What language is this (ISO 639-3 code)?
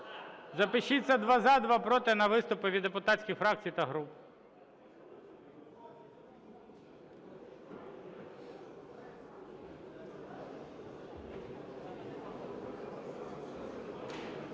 ukr